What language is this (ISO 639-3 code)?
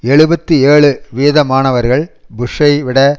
tam